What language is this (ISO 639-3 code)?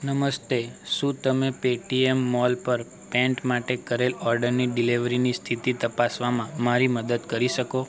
guj